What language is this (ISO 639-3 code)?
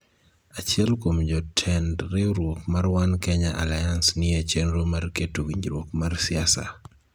luo